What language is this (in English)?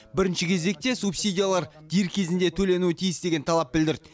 Kazakh